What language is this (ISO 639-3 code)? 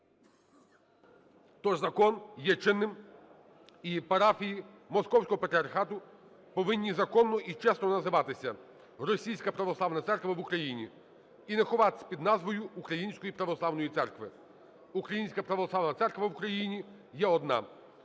ukr